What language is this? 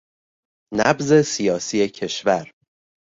Persian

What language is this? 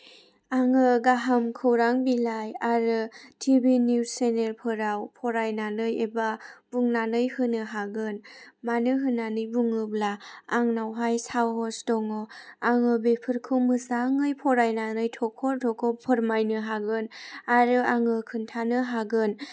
Bodo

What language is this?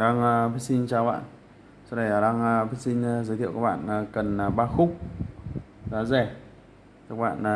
Vietnamese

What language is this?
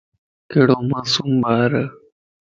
Lasi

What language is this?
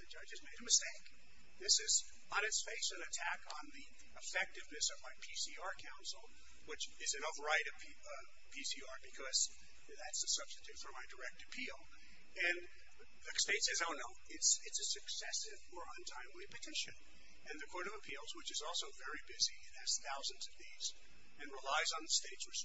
English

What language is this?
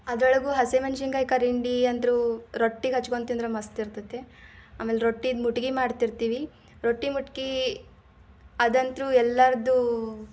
Kannada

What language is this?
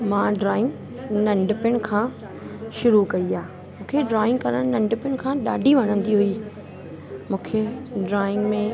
Sindhi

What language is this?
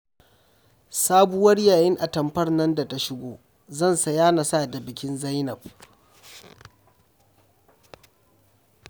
Hausa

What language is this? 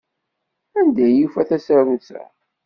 Kabyle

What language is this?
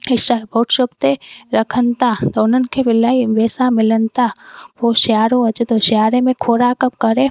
Sindhi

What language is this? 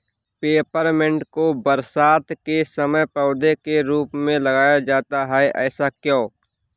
Hindi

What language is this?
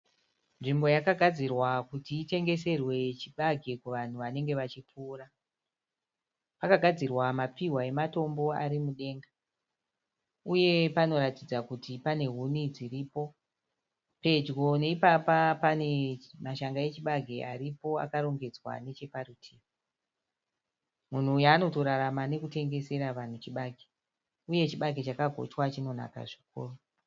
Shona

